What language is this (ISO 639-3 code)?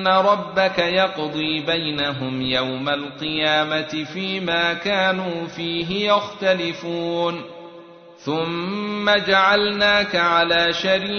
ara